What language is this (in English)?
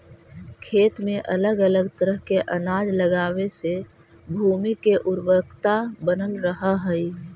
Magahi